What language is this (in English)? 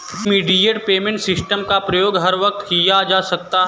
Hindi